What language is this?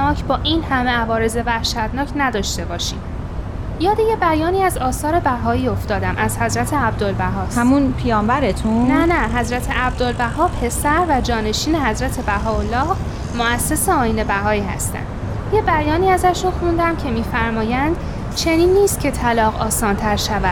Persian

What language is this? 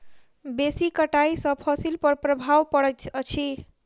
Maithili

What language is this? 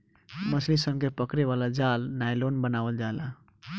Bhojpuri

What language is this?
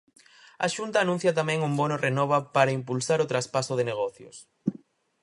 Galician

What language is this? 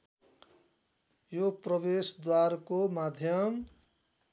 Nepali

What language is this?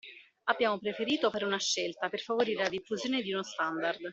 Italian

